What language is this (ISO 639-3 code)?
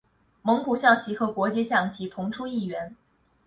zho